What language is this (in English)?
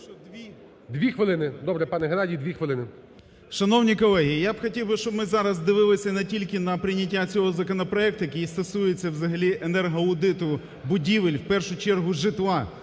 Ukrainian